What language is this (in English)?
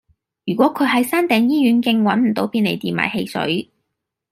Cantonese